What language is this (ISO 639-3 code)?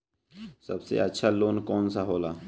bho